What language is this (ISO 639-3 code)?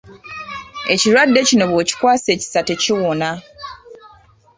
lug